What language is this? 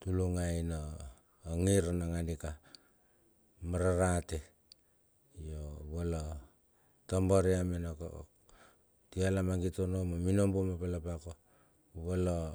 Bilur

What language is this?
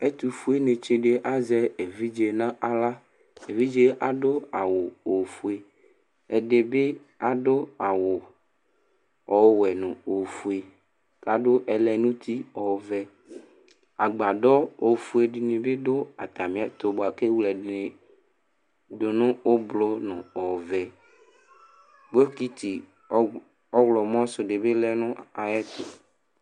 Ikposo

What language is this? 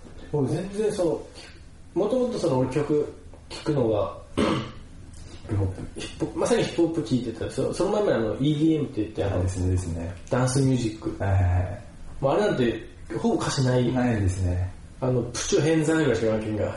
Japanese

